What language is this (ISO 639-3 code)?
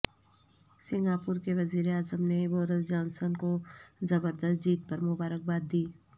urd